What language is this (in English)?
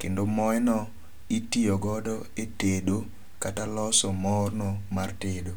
Luo (Kenya and Tanzania)